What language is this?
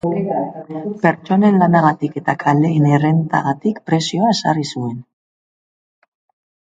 Basque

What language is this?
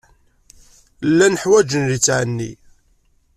Kabyle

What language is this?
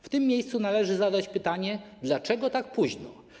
Polish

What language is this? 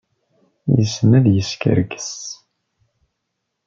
Kabyle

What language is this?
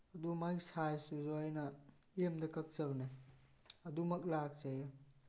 Manipuri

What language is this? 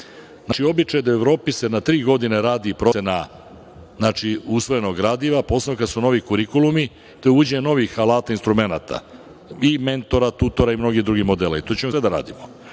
Serbian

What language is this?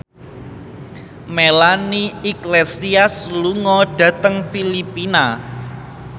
Javanese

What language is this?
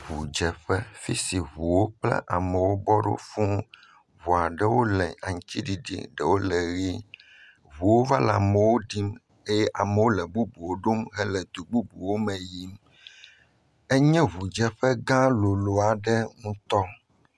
Ewe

